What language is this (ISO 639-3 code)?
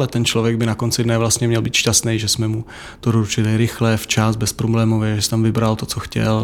ces